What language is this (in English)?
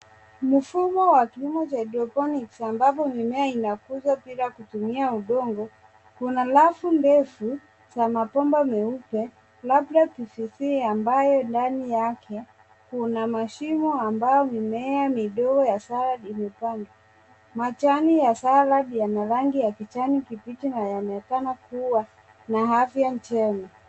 Swahili